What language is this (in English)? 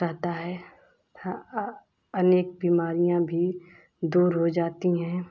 Hindi